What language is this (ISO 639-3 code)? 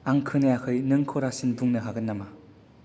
brx